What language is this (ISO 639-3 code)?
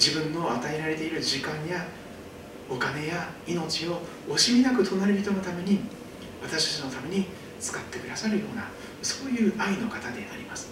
jpn